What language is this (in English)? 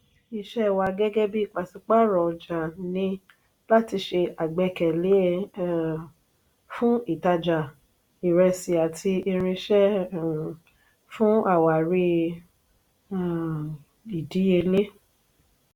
Yoruba